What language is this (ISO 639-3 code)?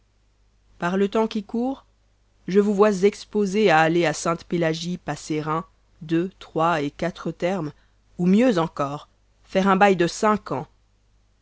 fra